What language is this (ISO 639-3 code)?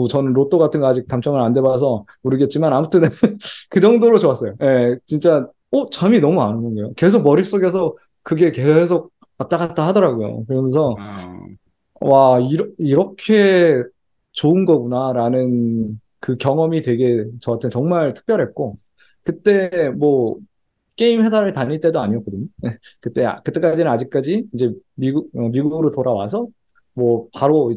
kor